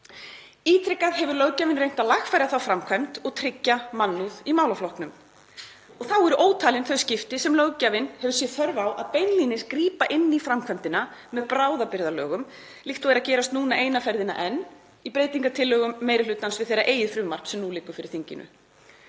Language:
Icelandic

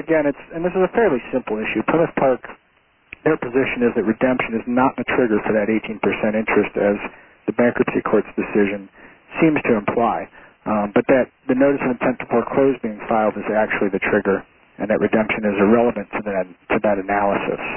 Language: English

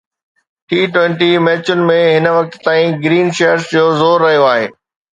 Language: Sindhi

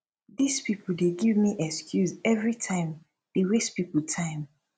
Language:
Nigerian Pidgin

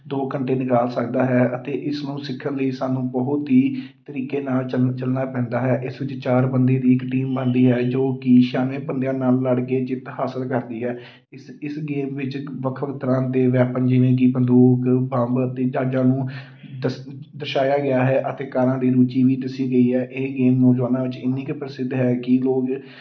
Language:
Punjabi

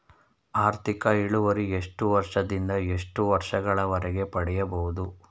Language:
Kannada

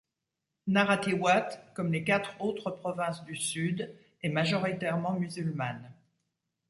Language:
French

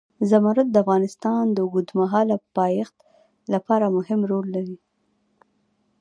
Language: Pashto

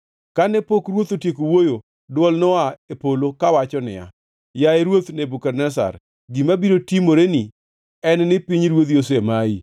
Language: Luo (Kenya and Tanzania)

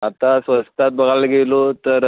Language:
Marathi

